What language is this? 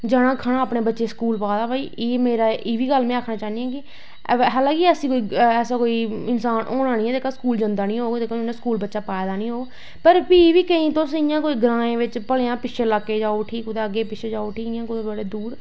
Dogri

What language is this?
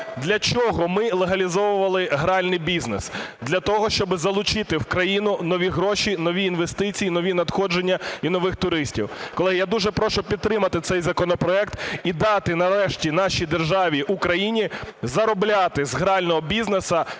Ukrainian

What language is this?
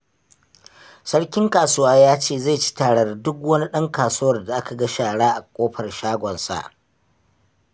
Hausa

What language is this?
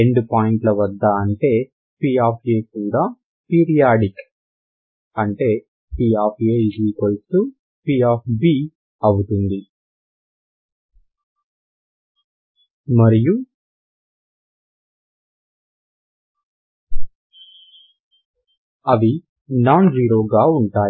Telugu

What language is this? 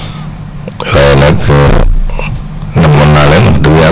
Wolof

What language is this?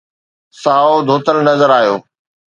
Sindhi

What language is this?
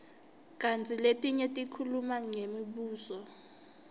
Swati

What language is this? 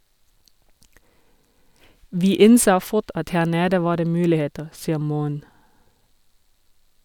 Norwegian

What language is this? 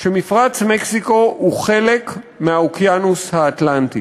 Hebrew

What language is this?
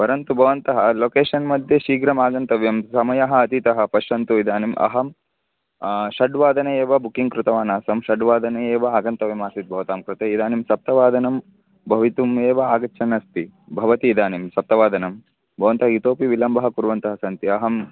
Sanskrit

